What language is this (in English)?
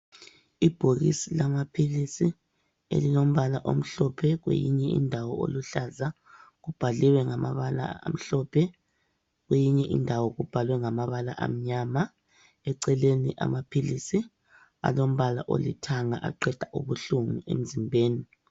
North Ndebele